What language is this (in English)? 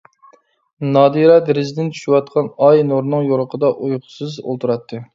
Uyghur